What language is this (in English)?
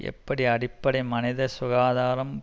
Tamil